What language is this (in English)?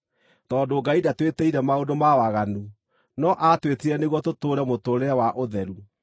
Kikuyu